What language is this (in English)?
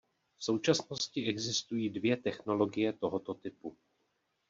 Czech